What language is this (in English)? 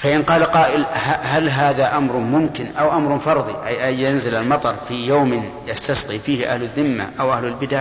Arabic